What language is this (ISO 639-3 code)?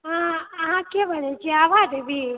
mai